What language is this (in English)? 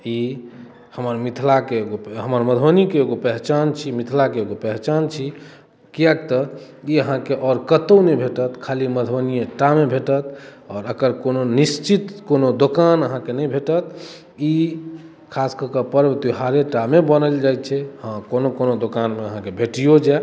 Maithili